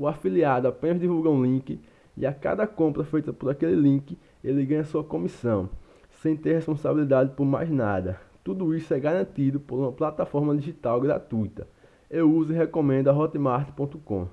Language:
Portuguese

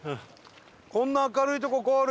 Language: Japanese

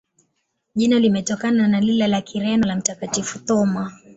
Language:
Swahili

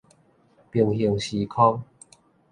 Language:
Min Nan Chinese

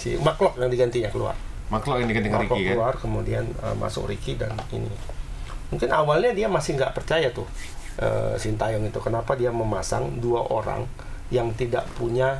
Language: Indonesian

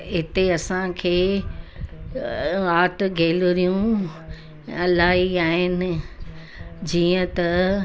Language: Sindhi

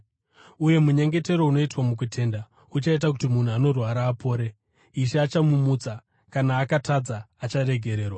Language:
Shona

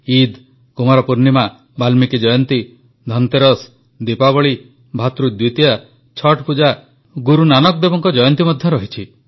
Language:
Odia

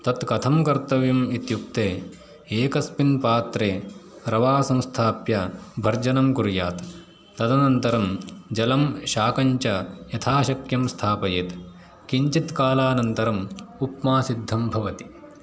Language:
Sanskrit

